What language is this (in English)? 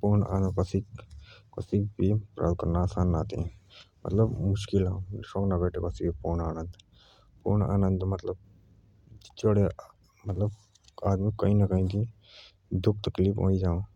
Jaunsari